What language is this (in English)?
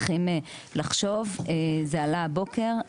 Hebrew